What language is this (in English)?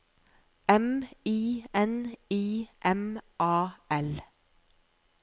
Norwegian